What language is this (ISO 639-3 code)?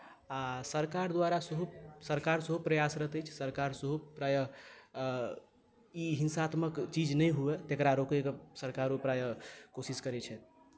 mai